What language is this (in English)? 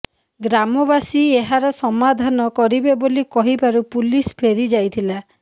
Odia